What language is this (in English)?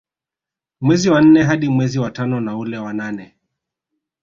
Swahili